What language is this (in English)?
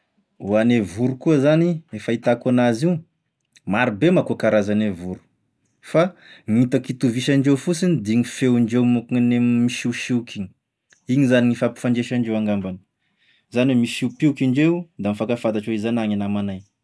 Tesaka Malagasy